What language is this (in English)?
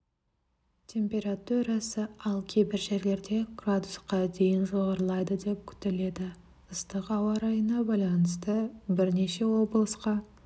Kazakh